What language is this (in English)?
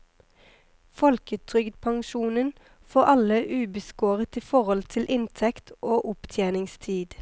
Norwegian